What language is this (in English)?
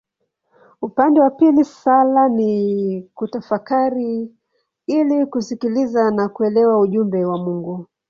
Swahili